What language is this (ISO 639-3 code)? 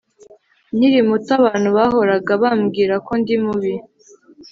kin